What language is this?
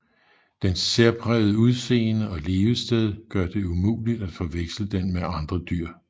Danish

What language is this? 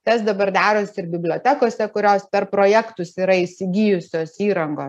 Lithuanian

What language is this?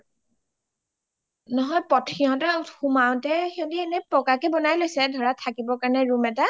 Assamese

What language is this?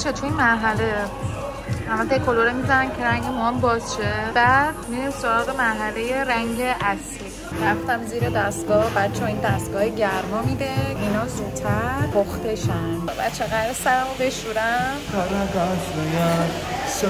Persian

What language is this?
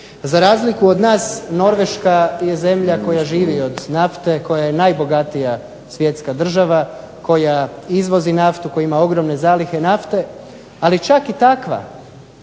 Croatian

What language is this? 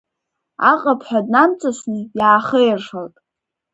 Abkhazian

